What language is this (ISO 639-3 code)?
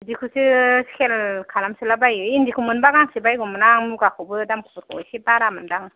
brx